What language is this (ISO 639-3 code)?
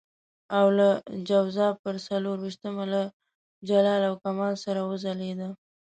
pus